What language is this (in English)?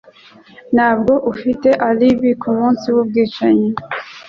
Kinyarwanda